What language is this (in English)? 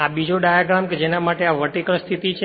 Gujarati